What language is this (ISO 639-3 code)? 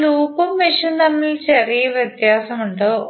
mal